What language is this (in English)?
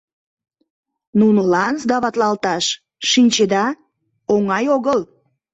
Mari